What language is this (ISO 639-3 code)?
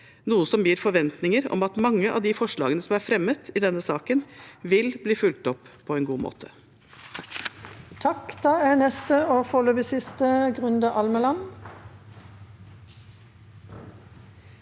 nor